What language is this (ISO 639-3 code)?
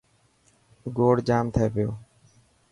mki